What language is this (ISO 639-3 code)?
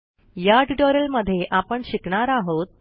mar